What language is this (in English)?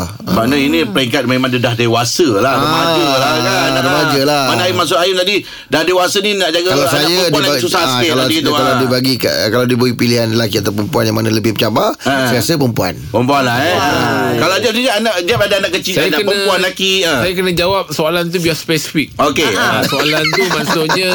Malay